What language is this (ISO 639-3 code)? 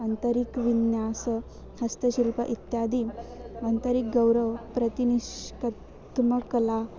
san